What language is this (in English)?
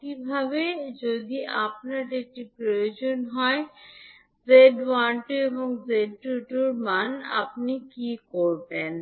Bangla